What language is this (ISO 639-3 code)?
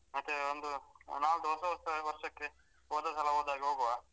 kan